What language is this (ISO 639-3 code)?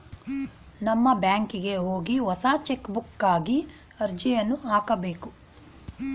kan